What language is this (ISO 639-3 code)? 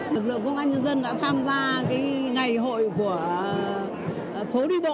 vie